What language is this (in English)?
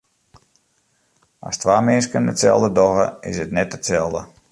Western Frisian